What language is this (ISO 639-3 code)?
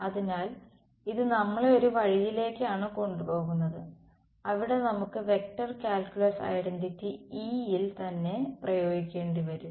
mal